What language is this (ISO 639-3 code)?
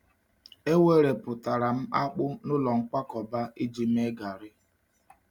ibo